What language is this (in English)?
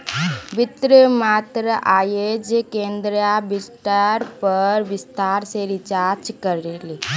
Magahi